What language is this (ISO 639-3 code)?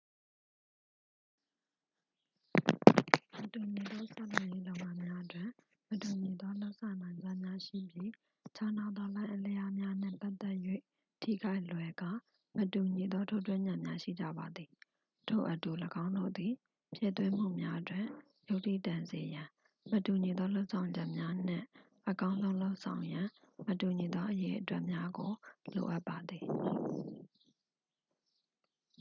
mya